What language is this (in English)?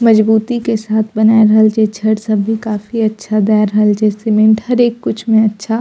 Maithili